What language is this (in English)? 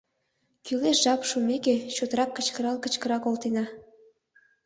Mari